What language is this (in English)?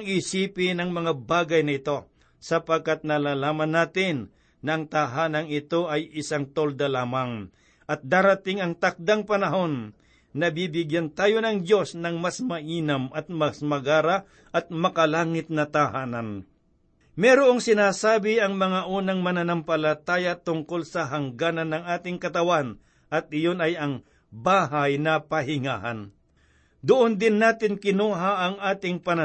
Filipino